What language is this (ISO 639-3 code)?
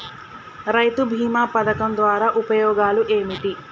tel